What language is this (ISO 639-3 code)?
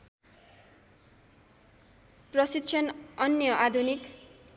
nep